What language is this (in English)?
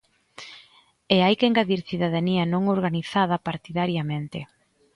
Galician